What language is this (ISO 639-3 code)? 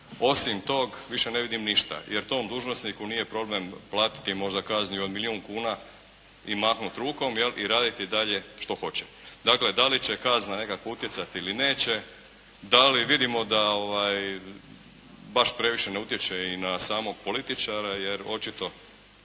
hrv